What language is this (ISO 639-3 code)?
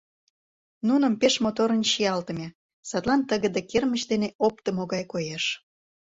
chm